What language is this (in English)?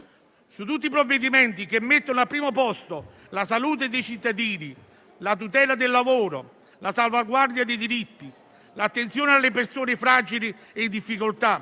Italian